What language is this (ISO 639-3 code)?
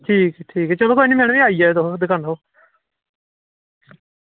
doi